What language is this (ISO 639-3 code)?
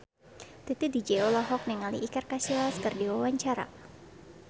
sun